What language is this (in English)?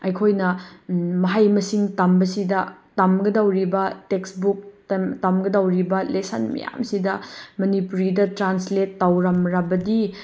Manipuri